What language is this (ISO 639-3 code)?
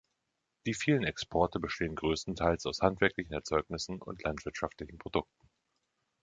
deu